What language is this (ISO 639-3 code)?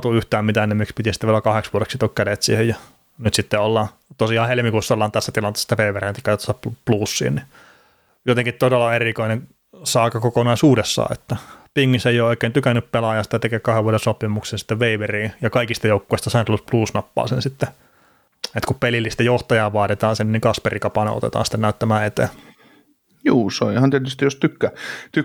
fin